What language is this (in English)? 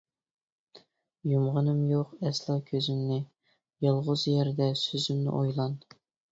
Uyghur